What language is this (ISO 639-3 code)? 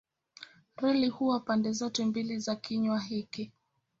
swa